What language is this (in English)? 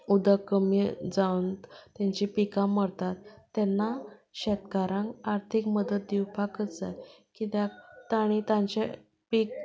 Konkani